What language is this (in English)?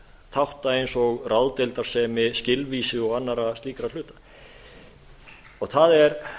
Icelandic